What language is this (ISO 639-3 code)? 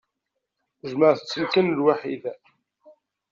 kab